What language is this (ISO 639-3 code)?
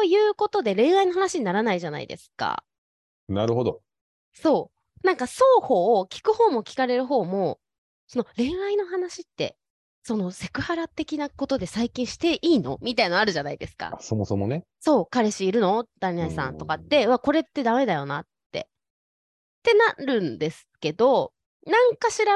jpn